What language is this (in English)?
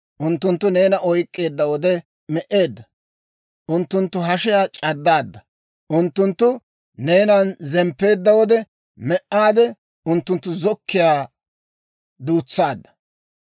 Dawro